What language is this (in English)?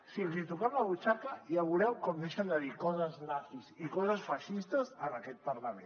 Catalan